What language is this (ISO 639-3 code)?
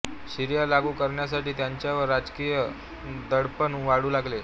mar